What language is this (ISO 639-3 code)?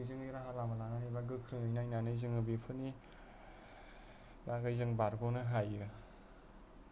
brx